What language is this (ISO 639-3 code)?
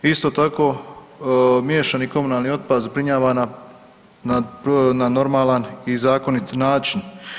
hrv